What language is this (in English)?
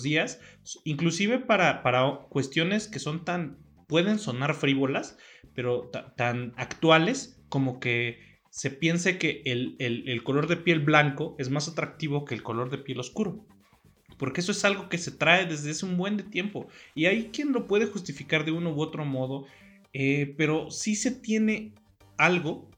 Spanish